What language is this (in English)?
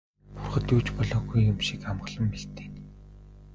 Mongolian